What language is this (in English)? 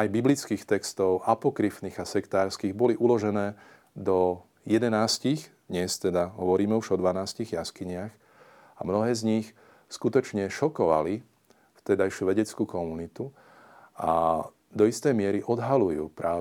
Slovak